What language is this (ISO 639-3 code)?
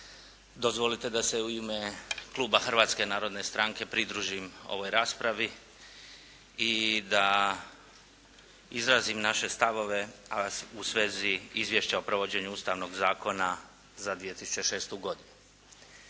hrv